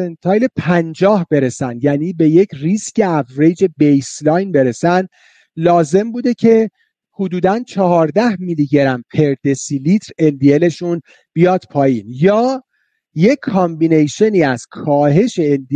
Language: Persian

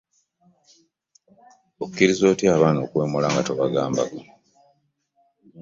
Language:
Ganda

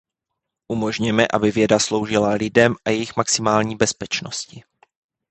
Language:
Czech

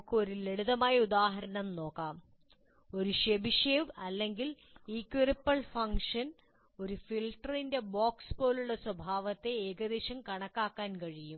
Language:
Malayalam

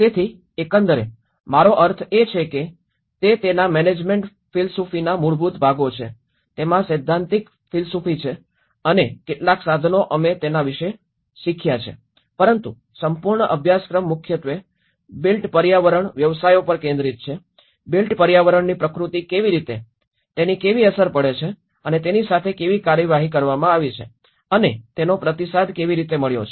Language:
Gujarati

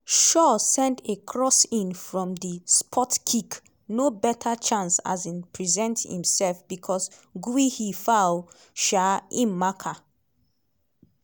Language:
Nigerian Pidgin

